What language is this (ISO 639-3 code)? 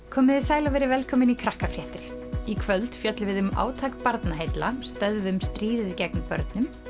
isl